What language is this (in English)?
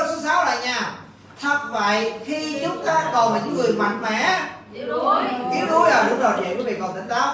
Vietnamese